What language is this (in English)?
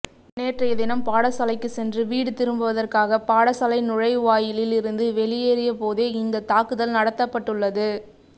Tamil